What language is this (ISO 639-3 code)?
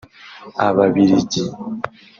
kin